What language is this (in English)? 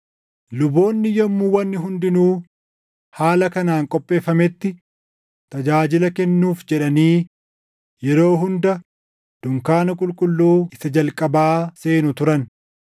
Oromo